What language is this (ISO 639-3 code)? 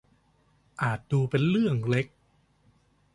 tha